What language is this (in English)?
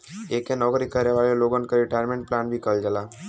Bhojpuri